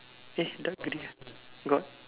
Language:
English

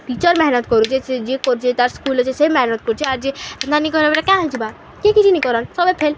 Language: Odia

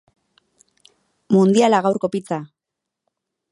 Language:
Basque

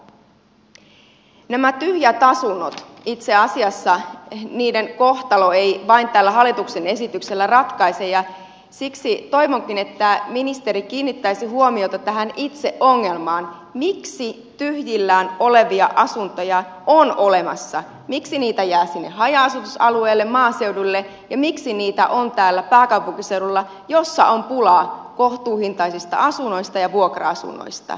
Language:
Finnish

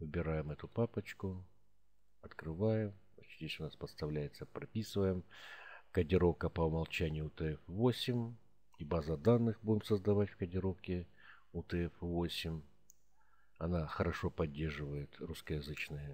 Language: Russian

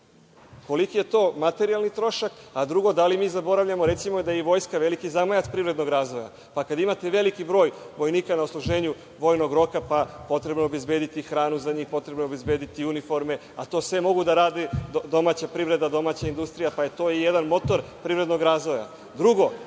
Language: Serbian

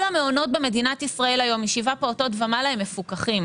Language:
Hebrew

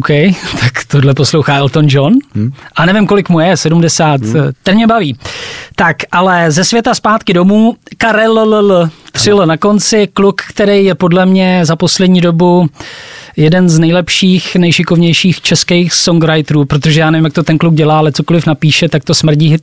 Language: Czech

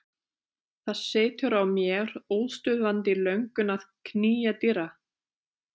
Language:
Icelandic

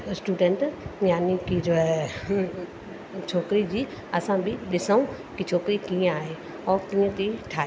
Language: Sindhi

